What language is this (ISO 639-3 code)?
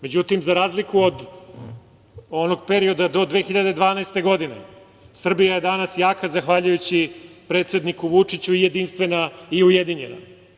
srp